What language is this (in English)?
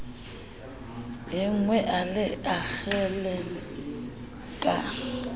Southern Sotho